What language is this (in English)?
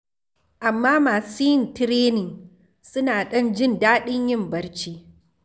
Hausa